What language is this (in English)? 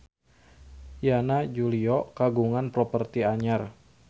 Sundanese